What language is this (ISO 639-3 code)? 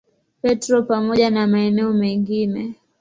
swa